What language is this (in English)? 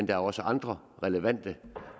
Danish